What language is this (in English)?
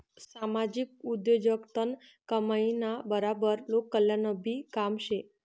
Marathi